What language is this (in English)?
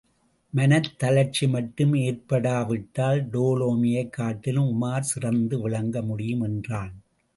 Tamil